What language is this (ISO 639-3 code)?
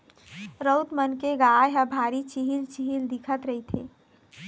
hne